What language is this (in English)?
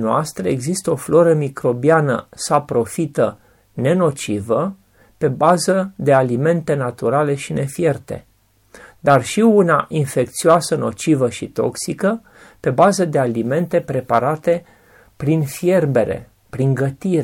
Romanian